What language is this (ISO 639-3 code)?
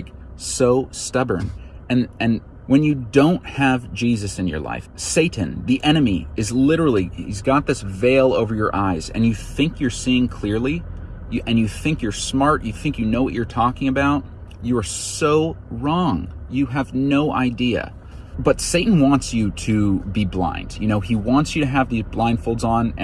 eng